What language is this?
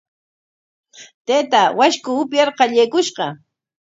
Corongo Ancash Quechua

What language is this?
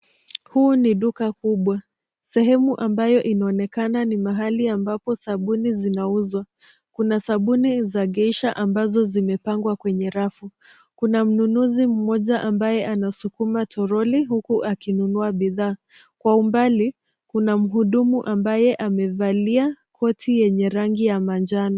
Swahili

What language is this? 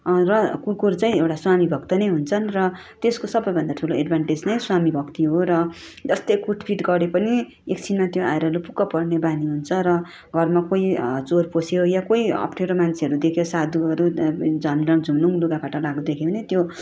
Nepali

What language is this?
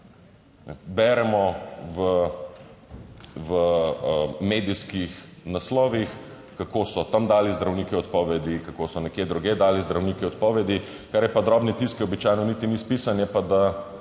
Slovenian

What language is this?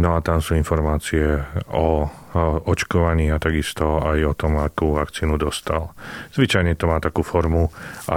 Slovak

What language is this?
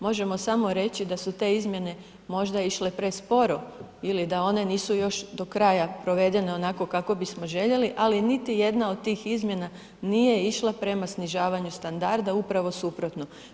Croatian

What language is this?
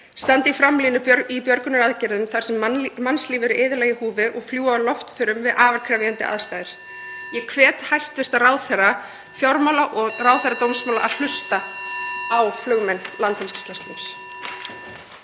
Icelandic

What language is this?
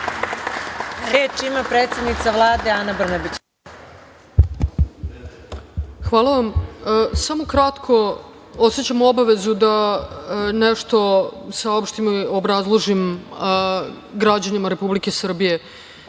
Serbian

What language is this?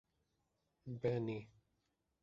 Urdu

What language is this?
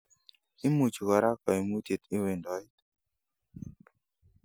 Kalenjin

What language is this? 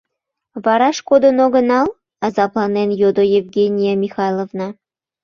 Mari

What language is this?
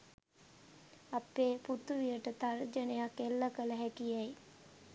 Sinhala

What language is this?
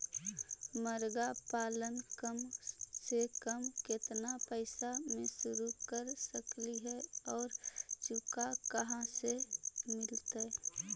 Magahi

